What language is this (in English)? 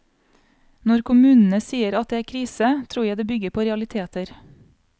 Norwegian